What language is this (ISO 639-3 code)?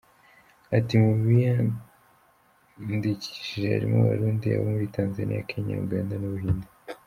kin